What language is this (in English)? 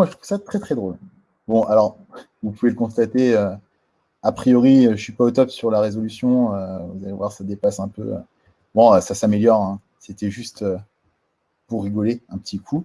French